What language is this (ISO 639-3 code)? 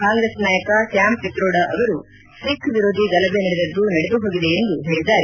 kan